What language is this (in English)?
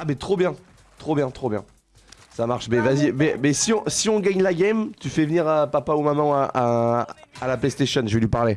French